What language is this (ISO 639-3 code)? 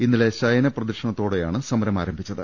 mal